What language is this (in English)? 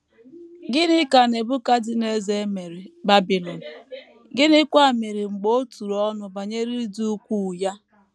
Igbo